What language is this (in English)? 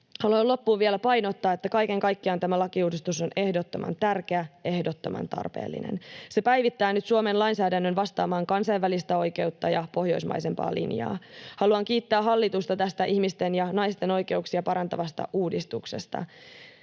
Finnish